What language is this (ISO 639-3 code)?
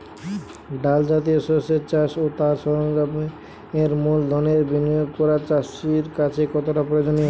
ben